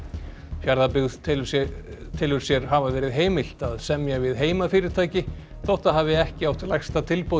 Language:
Icelandic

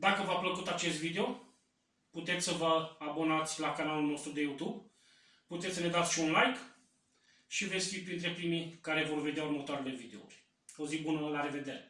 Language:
Romanian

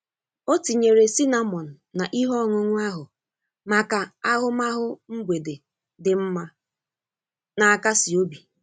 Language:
Igbo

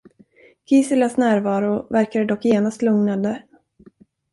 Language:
Swedish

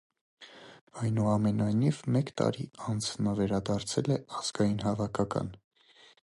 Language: Armenian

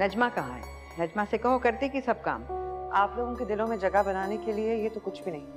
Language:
Hindi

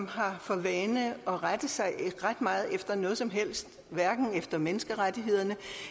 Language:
Danish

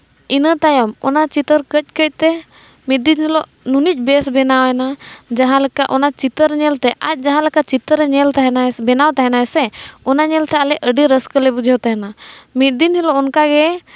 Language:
Santali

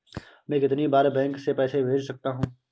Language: Hindi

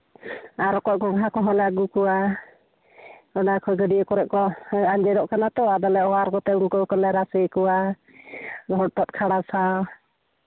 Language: Santali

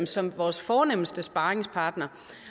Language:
Danish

